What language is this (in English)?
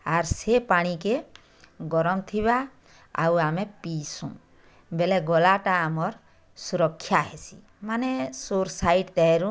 Odia